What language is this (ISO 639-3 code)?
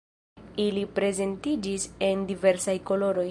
epo